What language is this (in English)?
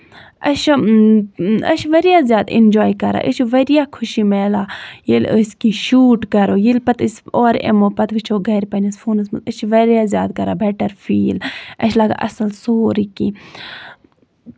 Kashmiri